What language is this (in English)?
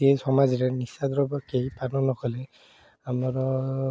Odia